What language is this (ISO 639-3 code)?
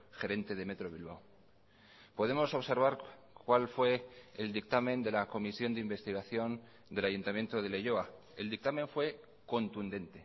spa